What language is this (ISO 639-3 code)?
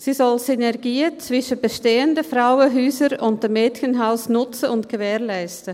gsw